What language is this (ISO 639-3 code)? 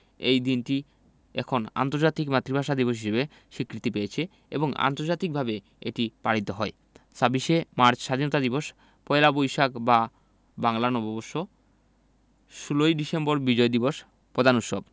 ben